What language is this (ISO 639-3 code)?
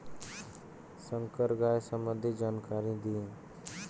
bho